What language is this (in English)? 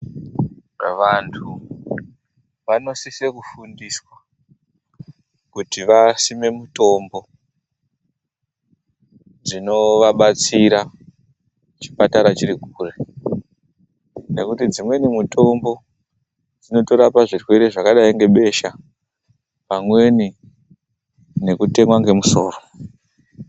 Ndau